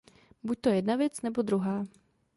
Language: Czech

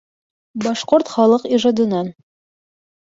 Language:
Bashkir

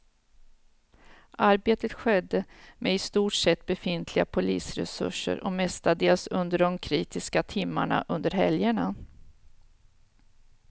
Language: Swedish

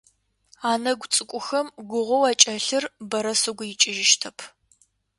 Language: Adyghe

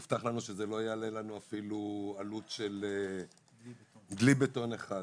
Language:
Hebrew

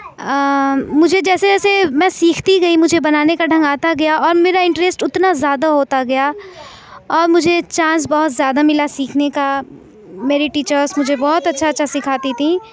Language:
Urdu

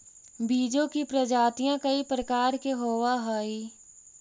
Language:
Magahi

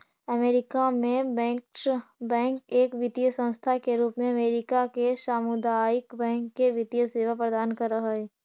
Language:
Magahi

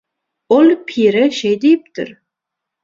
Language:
Turkmen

